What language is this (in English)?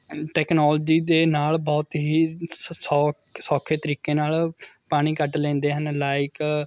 Punjabi